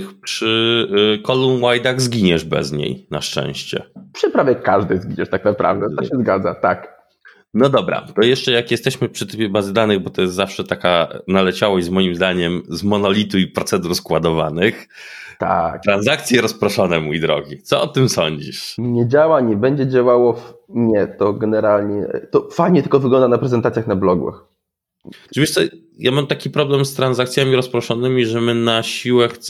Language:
Polish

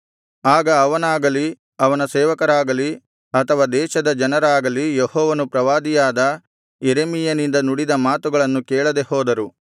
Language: Kannada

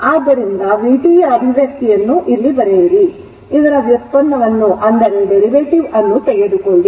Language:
Kannada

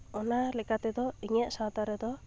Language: Santali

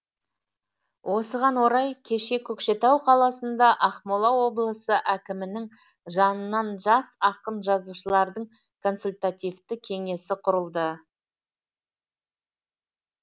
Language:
Kazakh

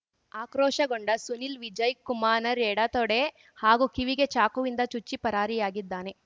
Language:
Kannada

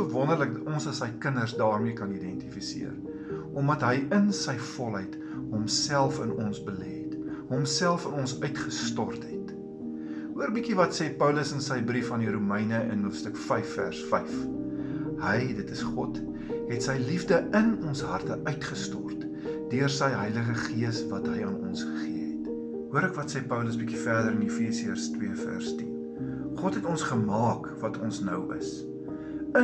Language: Dutch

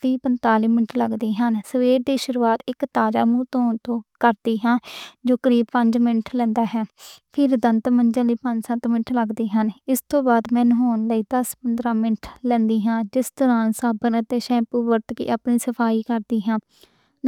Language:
Western Panjabi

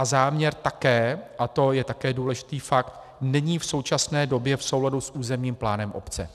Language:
Czech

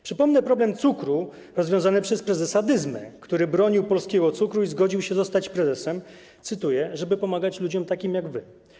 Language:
Polish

